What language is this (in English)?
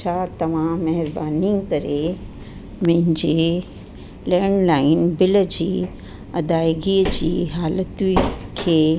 Sindhi